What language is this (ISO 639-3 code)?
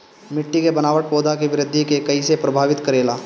bho